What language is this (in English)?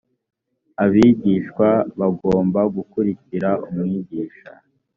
Kinyarwanda